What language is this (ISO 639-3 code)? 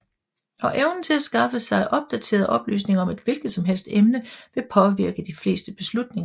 dan